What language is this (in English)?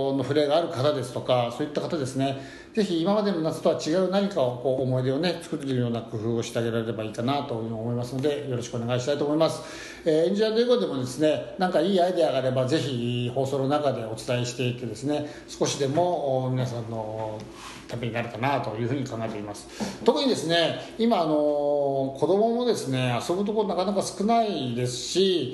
Japanese